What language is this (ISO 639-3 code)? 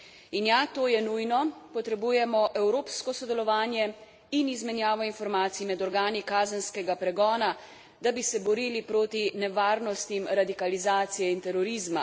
slv